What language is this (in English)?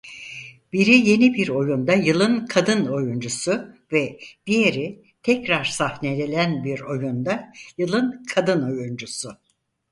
Turkish